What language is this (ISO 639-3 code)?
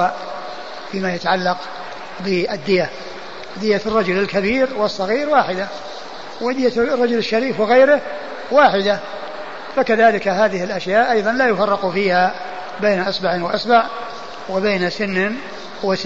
ara